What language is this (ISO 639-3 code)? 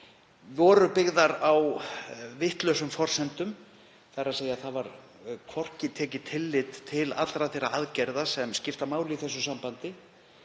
isl